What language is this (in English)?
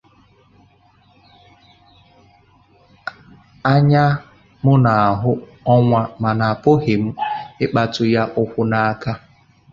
Igbo